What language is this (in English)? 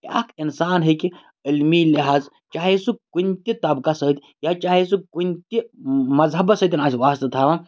Kashmiri